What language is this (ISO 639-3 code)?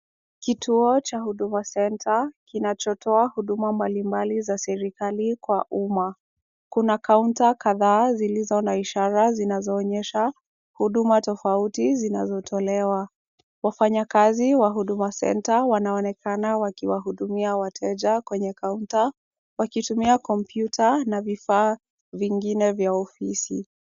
swa